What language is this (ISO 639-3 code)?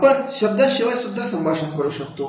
mar